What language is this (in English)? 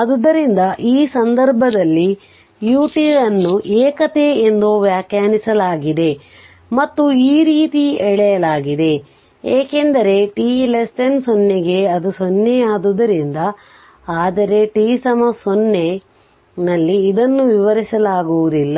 Kannada